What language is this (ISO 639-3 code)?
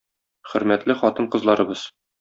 tat